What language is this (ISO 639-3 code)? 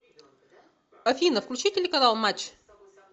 rus